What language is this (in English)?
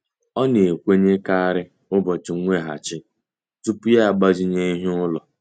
Igbo